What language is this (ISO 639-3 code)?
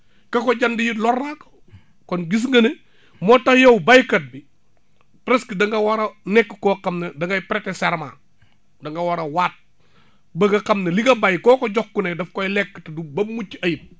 wol